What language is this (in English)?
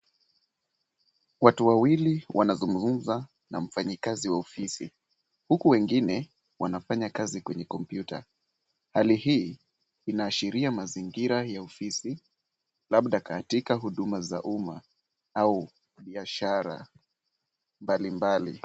Swahili